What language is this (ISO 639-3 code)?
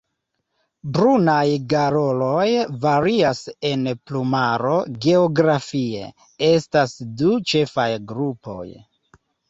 epo